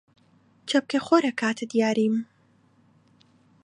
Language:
Central Kurdish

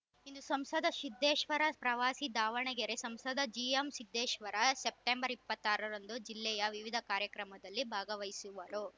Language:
Kannada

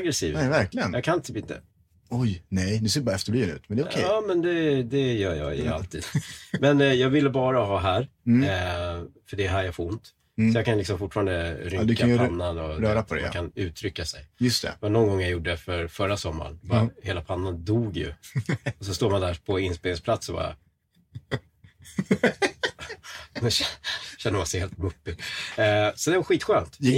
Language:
Swedish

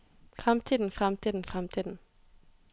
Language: Norwegian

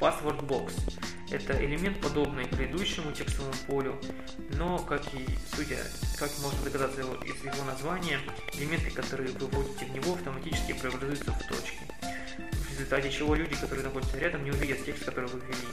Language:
Russian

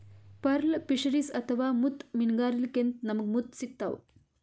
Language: Kannada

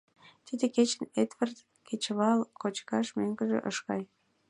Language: Mari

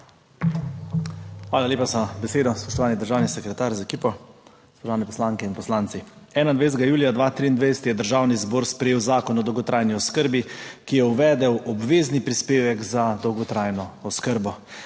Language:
Slovenian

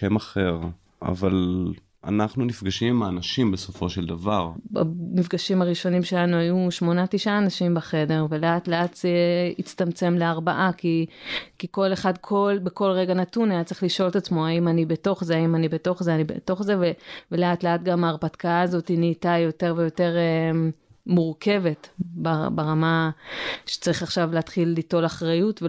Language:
Hebrew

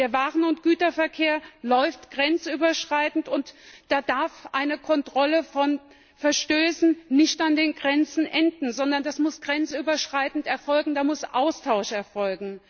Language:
German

